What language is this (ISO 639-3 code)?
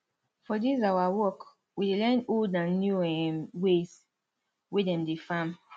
pcm